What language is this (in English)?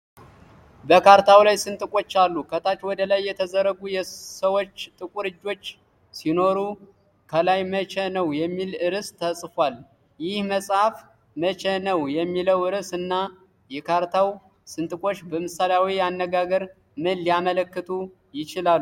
Amharic